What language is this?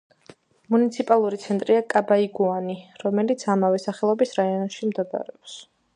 Georgian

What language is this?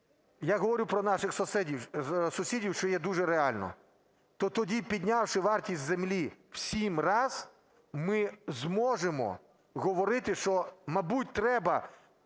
Ukrainian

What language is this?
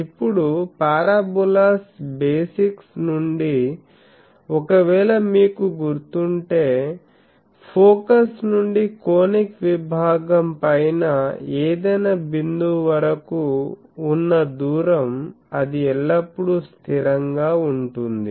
Telugu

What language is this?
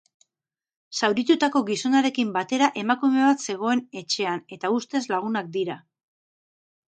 Basque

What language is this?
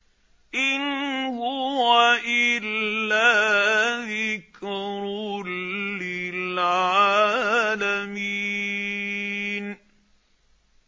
Arabic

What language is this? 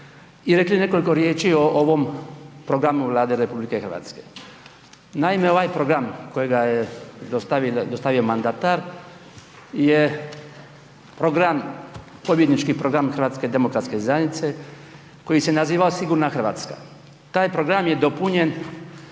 Croatian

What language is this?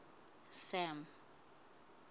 Southern Sotho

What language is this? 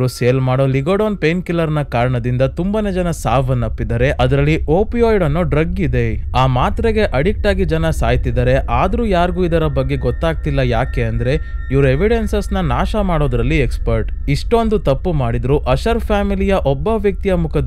Kannada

